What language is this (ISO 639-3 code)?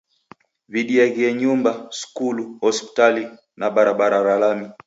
dav